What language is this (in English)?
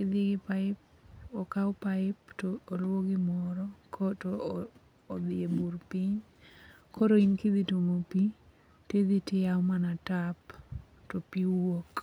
Luo (Kenya and Tanzania)